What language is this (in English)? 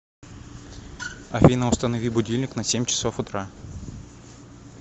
Russian